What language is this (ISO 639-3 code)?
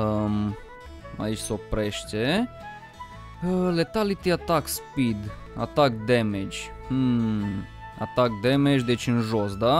ron